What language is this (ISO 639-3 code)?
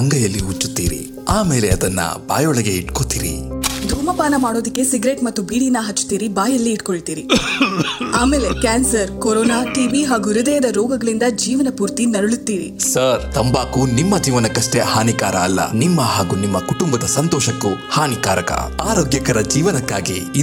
kan